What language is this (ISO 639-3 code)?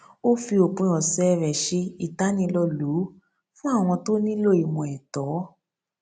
yor